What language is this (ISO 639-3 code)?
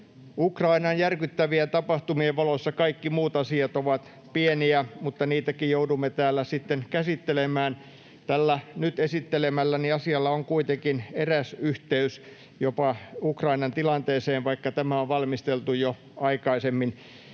fin